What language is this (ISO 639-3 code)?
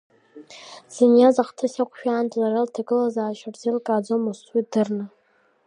abk